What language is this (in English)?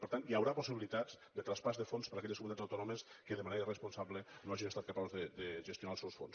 Catalan